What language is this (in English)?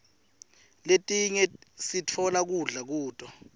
Swati